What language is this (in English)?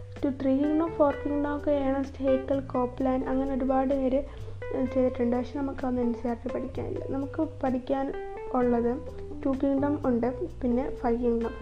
Malayalam